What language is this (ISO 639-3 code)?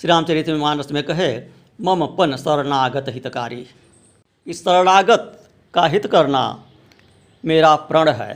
hin